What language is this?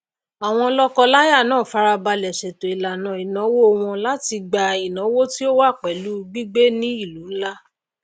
Yoruba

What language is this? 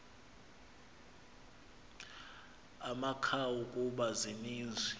Xhosa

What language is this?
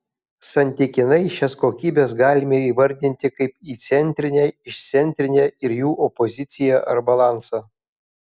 Lithuanian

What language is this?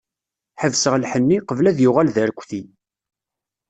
Kabyle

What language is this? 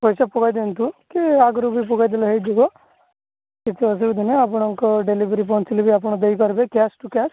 Odia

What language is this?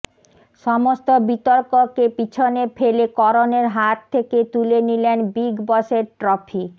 Bangla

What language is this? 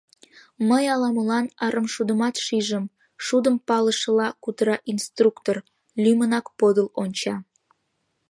Mari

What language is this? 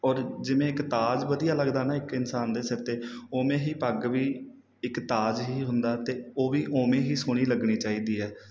Punjabi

